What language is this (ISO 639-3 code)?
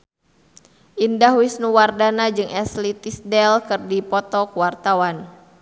sun